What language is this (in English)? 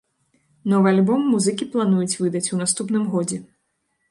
Belarusian